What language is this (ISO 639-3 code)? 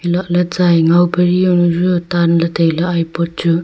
nnp